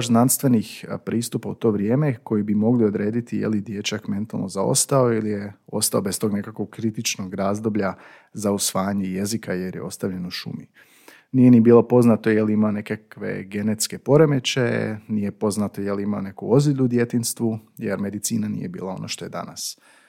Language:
Croatian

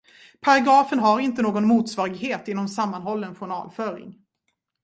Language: Swedish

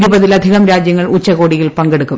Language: Malayalam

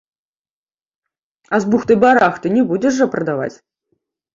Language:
Belarusian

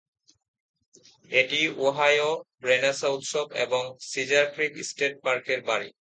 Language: Bangla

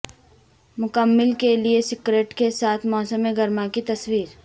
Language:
Urdu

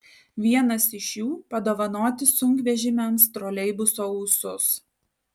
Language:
Lithuanian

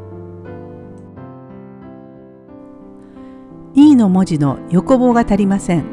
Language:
Japanese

